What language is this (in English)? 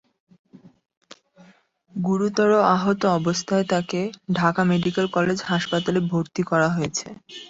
Bangla